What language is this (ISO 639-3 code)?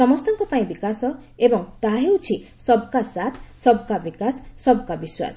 ori